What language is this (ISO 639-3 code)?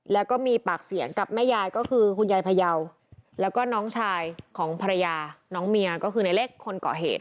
tha